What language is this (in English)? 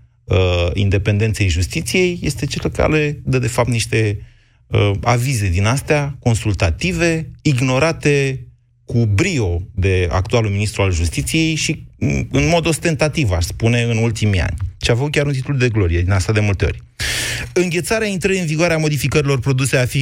Romanian